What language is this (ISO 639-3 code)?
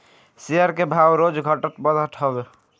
bho